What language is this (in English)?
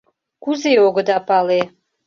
Mari